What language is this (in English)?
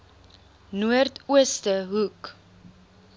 Afrikaans